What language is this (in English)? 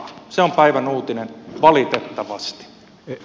Finnish